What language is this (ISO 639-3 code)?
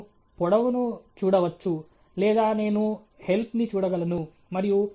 tel